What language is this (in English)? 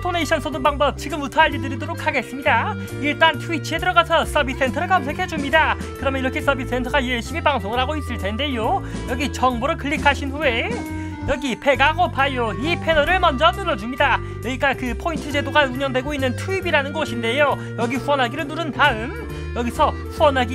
Korean